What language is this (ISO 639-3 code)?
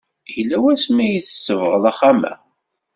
kab